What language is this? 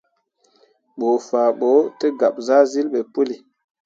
Mundang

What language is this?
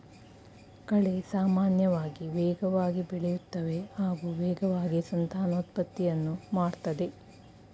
Kannada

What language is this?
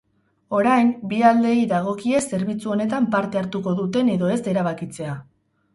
Basque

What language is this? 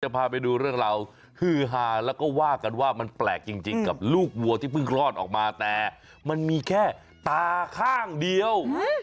Thai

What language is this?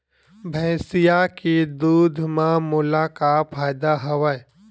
Chhattisgarhi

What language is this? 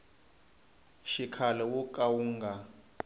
Tsonga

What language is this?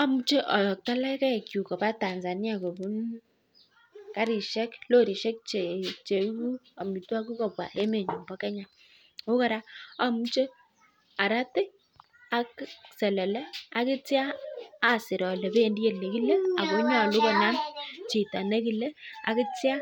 Kalenjin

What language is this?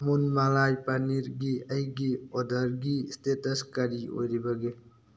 Manipuri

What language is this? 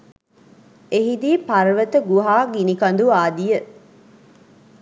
Sinhala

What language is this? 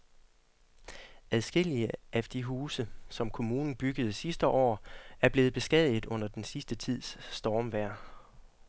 Danish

